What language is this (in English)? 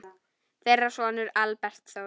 Icelandic